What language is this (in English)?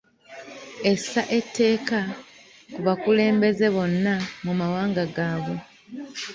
Ganda